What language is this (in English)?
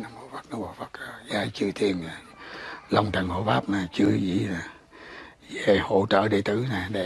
Vietnamese